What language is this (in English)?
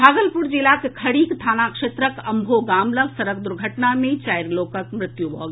Maithili